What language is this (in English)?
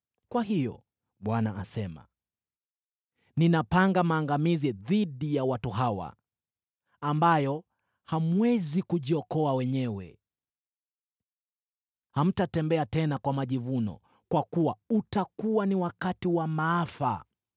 Swahili